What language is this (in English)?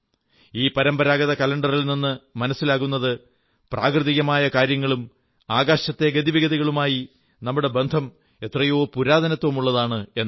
Malayalam